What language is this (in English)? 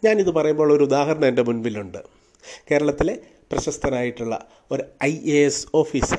Malayalam